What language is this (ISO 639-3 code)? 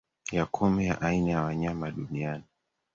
swa